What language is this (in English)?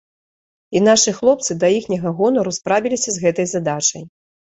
Belarusian